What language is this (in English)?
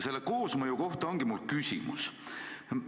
Estonian